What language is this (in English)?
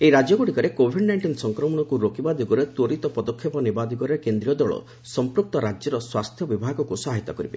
Odia